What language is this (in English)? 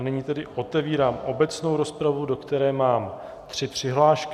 Czech